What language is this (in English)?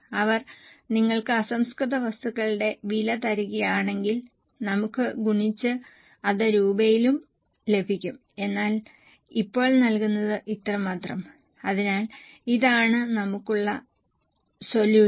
Malayalam